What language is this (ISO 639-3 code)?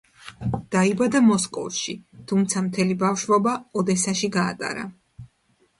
kat